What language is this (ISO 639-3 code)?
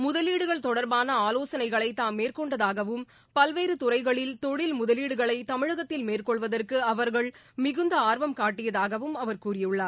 tam